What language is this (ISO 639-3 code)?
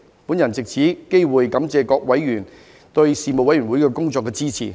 yue